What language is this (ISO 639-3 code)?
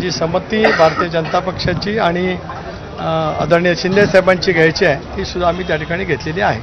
hin